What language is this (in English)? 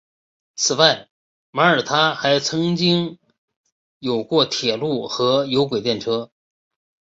Chinese